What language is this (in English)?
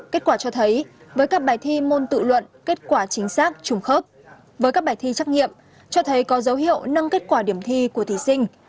Vietnamese